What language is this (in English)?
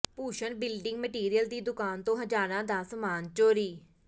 Punjabi